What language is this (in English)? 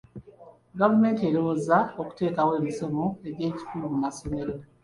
Ganda